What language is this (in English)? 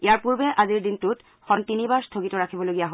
Assamese